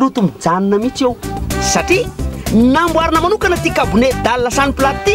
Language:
Greek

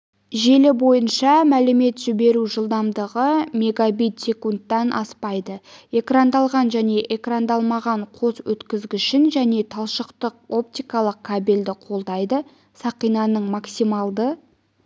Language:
Kazakh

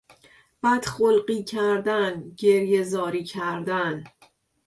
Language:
Persian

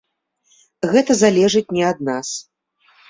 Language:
Belarusian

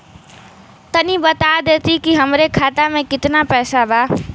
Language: Bhojpuri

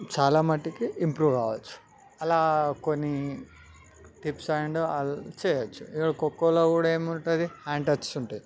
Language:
Telugu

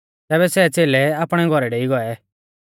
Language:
Mahasu Pahari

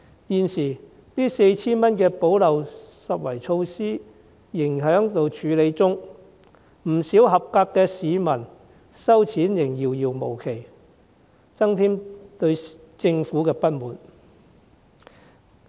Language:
Cantonese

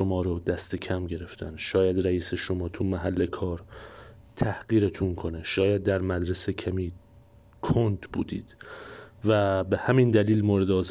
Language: Persian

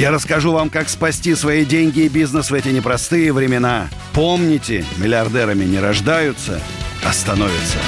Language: Russian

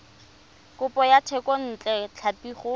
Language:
Tswana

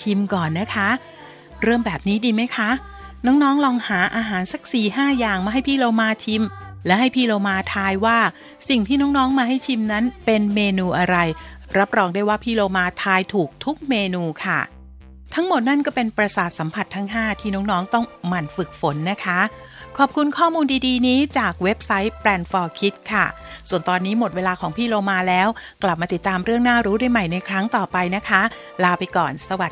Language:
Thai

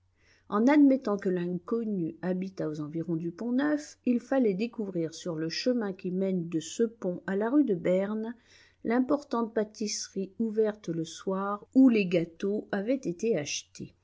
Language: French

